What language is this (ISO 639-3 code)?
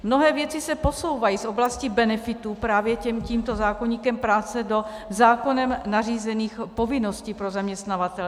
ces